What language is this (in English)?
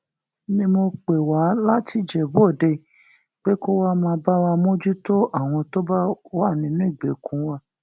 Yoruba